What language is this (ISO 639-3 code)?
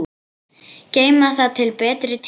isl